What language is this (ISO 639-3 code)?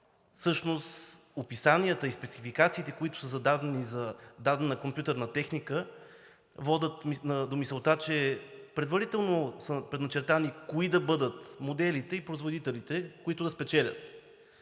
bul